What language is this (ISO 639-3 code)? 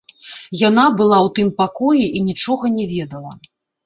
bel